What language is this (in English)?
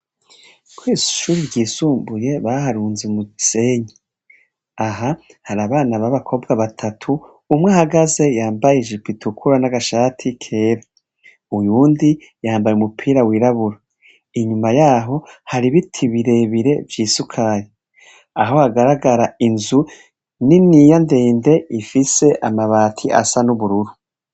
Rundi